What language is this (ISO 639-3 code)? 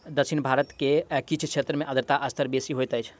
mai